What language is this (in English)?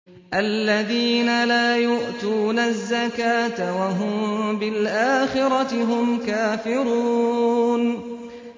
Arabic